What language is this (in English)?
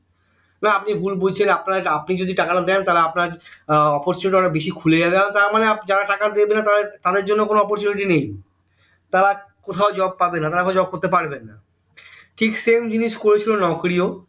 Bangla